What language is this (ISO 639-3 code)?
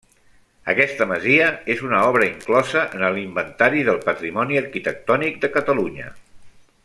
cat